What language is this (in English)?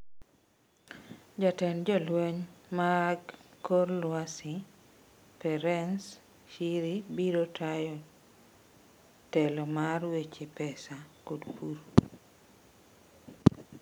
Luo (Kenya and Tanzania)